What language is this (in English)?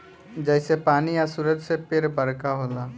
Bhojpuri